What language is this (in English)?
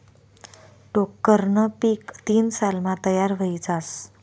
Marathi